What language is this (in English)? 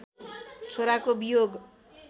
Nepali